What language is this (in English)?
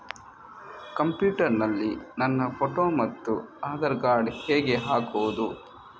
Kannada